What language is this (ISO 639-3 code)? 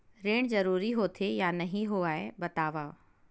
hne